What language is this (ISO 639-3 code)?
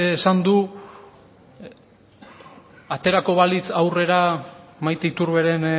eus